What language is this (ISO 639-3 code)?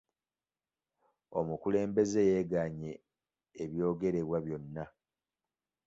lug